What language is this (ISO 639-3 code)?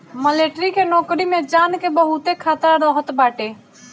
bho